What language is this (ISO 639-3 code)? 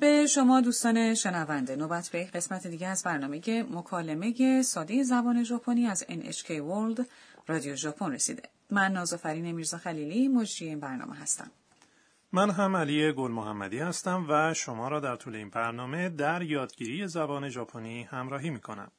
fas